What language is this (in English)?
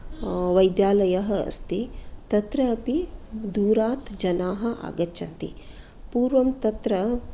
Sanskrit